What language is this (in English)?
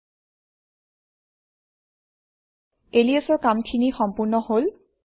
Assamese